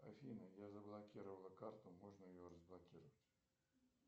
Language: Russian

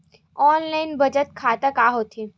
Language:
Chhattisgarhi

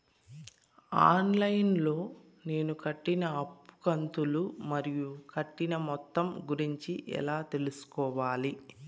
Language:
Telugu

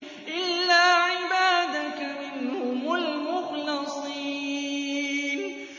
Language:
Arabic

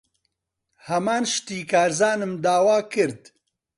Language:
Central Kurdish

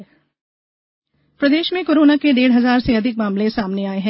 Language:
Hindi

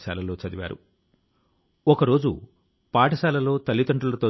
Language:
Telugu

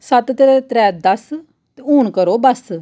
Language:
Dogri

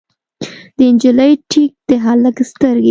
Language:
Pashto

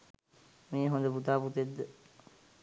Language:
Sinhala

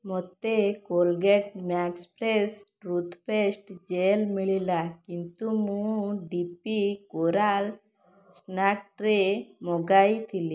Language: Odia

